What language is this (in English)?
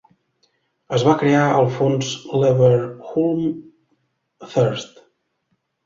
Catalan